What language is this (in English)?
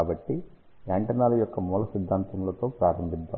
Telugu